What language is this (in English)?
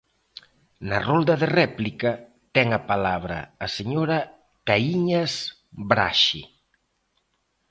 Galician